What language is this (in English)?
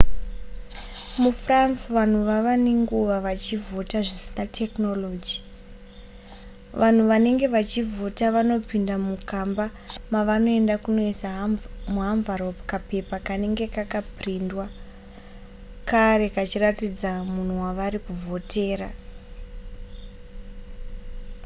Shona